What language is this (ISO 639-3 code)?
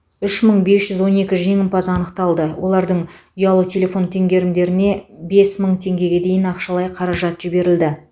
kaz